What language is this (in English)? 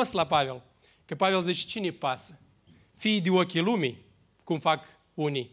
Romanian